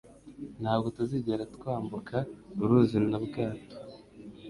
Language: Kinyarwanda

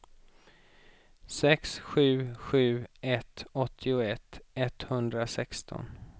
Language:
Swedish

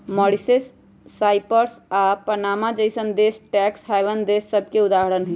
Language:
Magahi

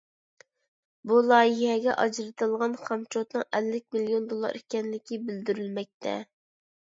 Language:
Uyghur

